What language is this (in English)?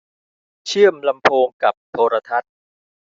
Thai